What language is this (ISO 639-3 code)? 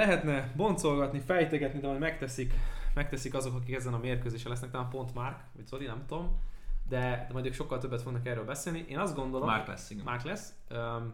hun